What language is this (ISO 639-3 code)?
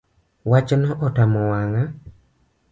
luo